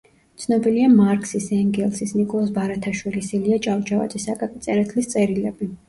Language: Georgian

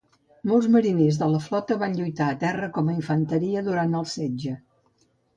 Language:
Catalan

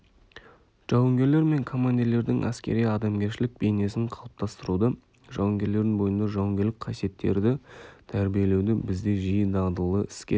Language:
Kazakh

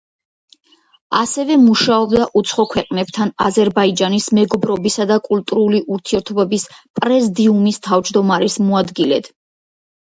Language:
Georgian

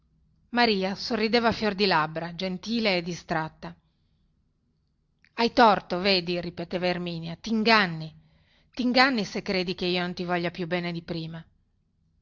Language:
Italian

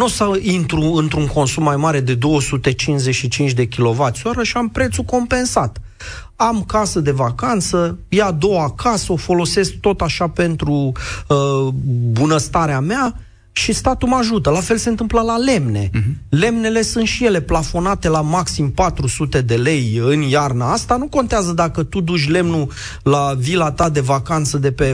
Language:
Romanian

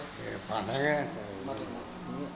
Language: Telugu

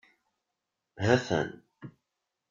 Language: Kabyle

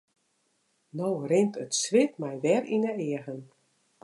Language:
Western Frisian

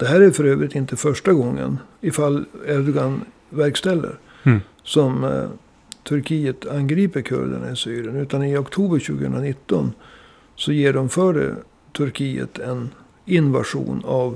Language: Swedish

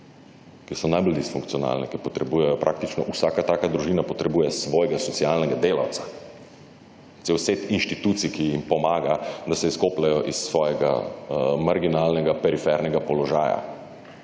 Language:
Slovenian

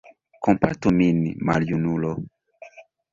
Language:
Esperanto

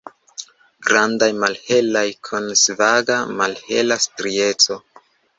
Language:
Esperanto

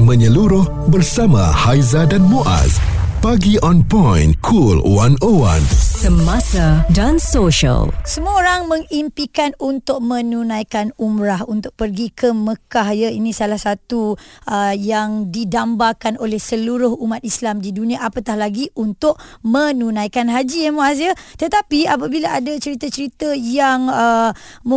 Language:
Malay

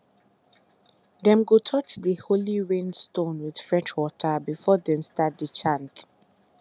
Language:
Nigerian Pidgin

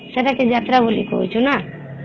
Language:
Odia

